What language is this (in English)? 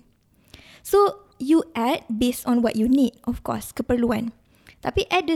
Malay